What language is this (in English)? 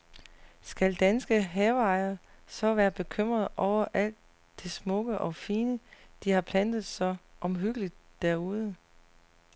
Danish